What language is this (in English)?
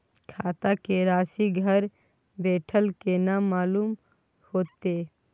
Maithili